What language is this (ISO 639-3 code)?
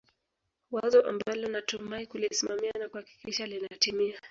swa